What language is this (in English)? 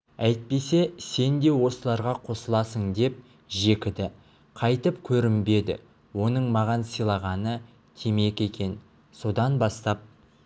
Kazakh